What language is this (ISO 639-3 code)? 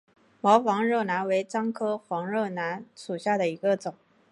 zho